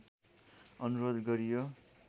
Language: Nepali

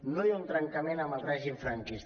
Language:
Catalan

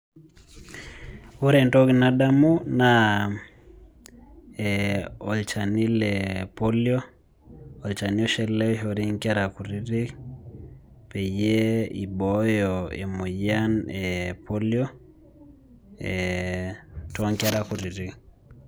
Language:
Masai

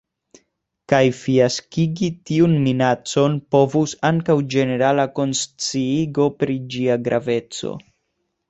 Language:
Esperanto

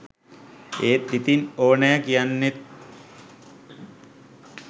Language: Sinhala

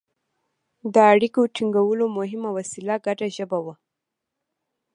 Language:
Pashto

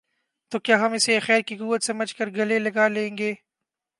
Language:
Urdu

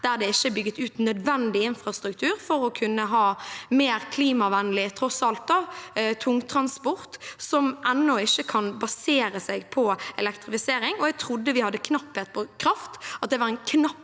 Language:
Norwegian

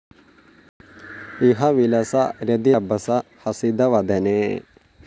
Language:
Malayalam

